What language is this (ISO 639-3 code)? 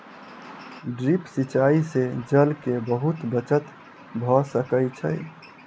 mai